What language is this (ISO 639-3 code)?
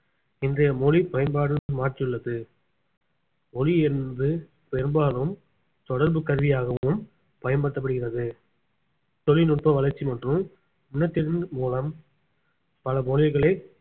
tam